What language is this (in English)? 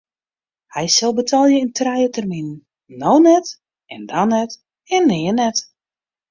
Western Frisian